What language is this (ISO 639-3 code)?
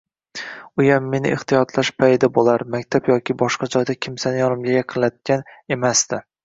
uzb